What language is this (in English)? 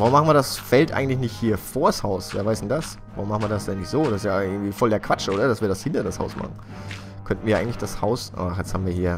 German